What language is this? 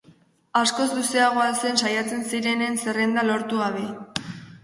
Basque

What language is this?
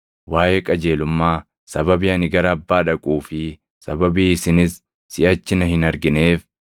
Oromo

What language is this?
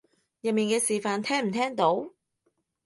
Cantonese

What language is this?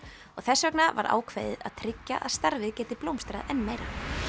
Icelandic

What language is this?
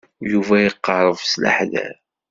Kabyle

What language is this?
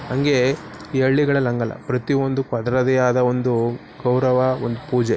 Kannada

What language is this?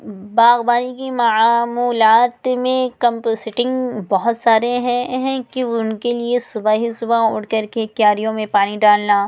Urdu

